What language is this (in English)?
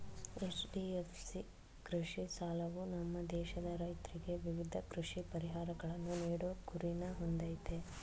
Kannada